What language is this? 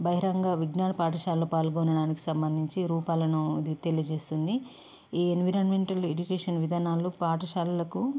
Telugu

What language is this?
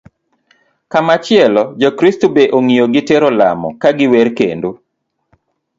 Luo (Kenya and Tanzania)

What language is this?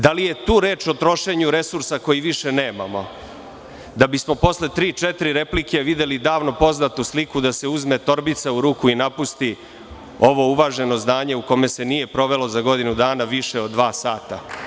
Serbian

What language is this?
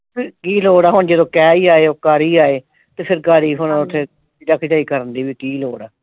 Punjabi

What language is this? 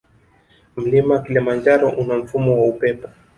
Swahili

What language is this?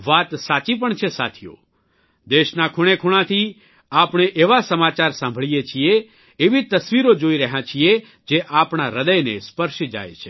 Gujarati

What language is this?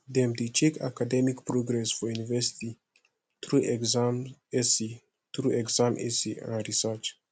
Nigerian Pidgin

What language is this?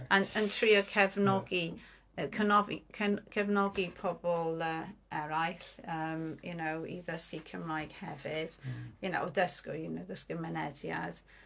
Welsh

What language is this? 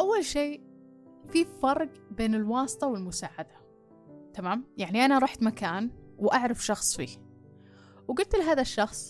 Arabic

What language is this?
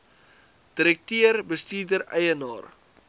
Afrikaans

